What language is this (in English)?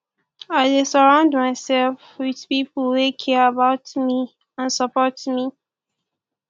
Nigerian Pidgin